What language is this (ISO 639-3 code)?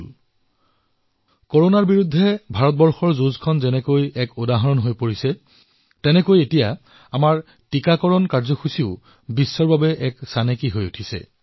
asm